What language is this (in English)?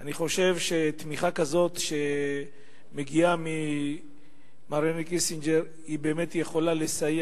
Hebrew